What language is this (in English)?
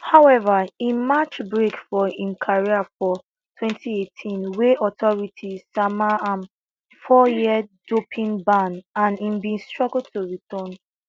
Nigerian Pidgin